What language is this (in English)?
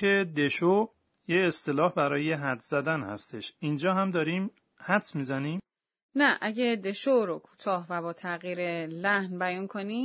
Persian